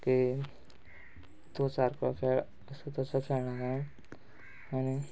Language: Konkani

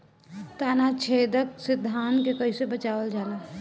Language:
Bhojpuri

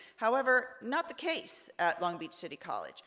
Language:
English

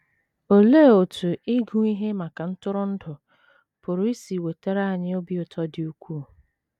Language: Igbo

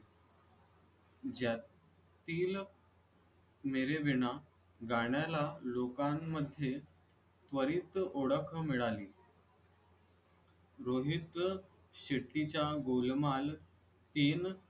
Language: Marathi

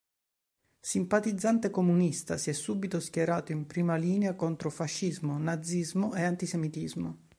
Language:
Italian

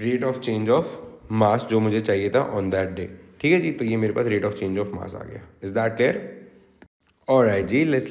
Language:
Hindi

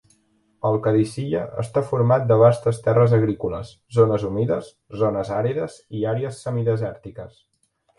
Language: Catalan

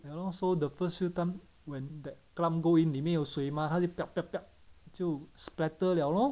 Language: English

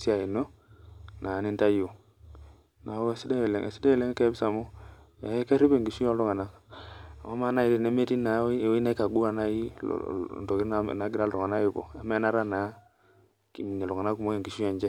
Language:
Masai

